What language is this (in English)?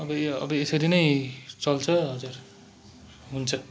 Nepali